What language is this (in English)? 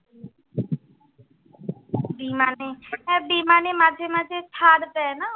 Bangla